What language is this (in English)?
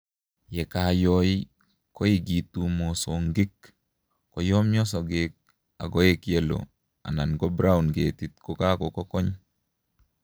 Kalenjin